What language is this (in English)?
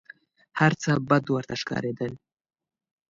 Pashto